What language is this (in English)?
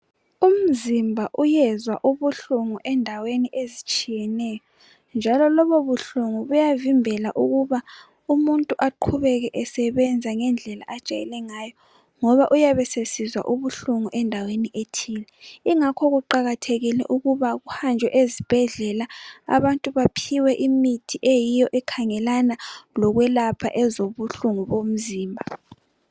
North Ndebele